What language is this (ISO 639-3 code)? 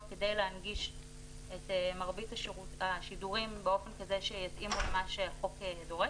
heb